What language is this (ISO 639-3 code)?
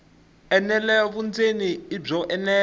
tso